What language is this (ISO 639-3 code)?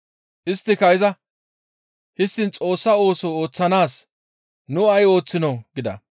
gmv